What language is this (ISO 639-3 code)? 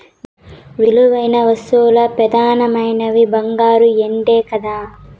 tel